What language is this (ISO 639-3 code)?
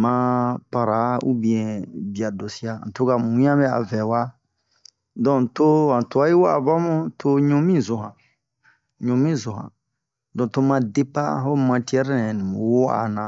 bmq